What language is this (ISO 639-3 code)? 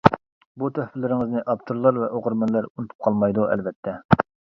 uig